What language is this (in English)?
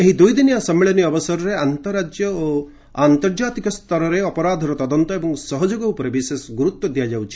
Odia